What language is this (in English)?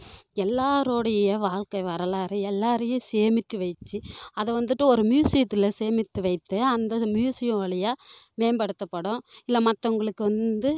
Tamil